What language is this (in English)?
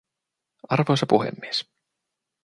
Finnish